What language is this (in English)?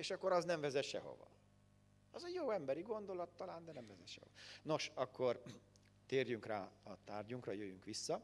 Hungarian